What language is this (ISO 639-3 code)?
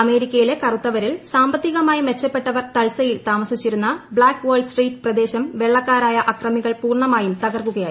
mal